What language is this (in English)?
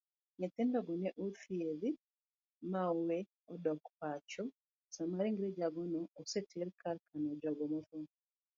Luo (Kenya and Tanzania)